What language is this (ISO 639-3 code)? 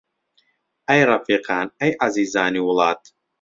ckb